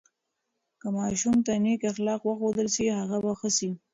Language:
Pashto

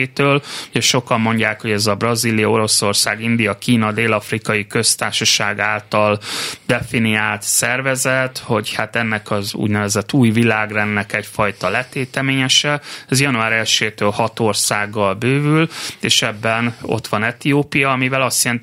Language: Hungarian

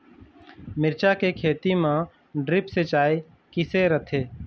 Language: Chhattisgarhi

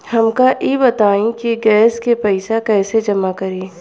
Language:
Bhojpuri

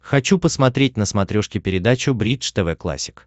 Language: Russian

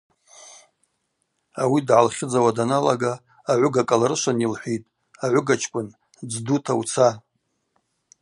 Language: Abaza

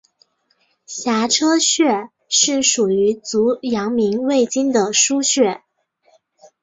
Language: Chinese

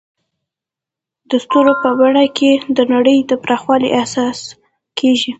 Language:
Pashto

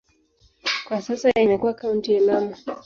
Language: Swahili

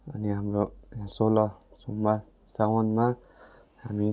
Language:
Nepali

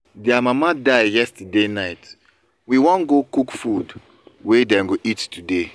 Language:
Nigerian Pidgin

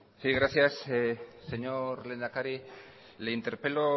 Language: Spanish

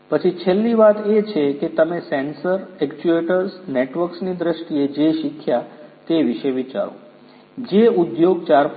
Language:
Gujarati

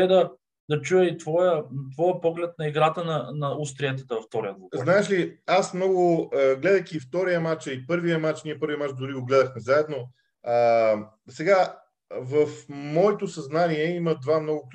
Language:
Bulgarian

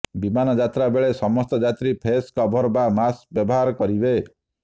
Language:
Odia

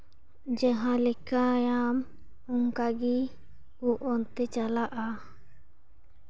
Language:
Santali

